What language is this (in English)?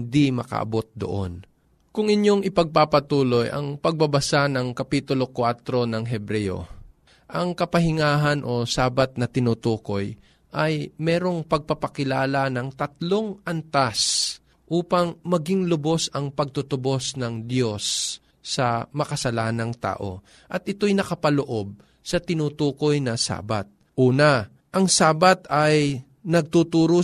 Filipino